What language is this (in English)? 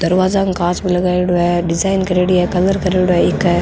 Rajasthani